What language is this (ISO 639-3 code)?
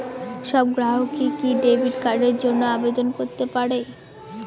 ben